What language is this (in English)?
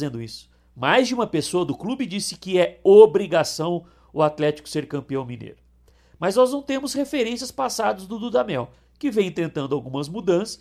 Portuguese